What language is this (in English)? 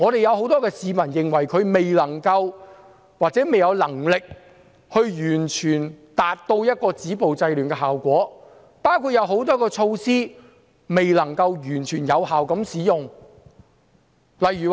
Cantonese